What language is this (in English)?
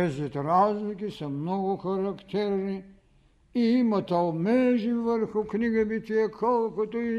Bulgarian